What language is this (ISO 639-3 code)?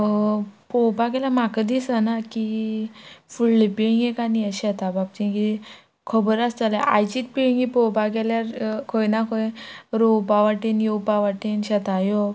kok